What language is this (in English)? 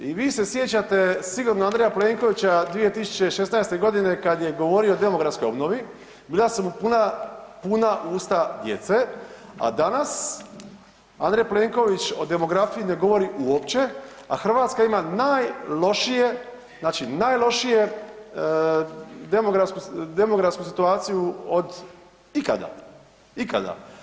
Croatian